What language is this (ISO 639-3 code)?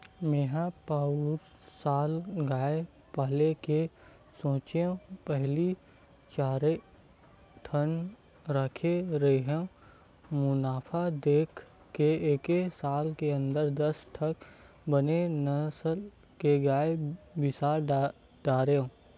hne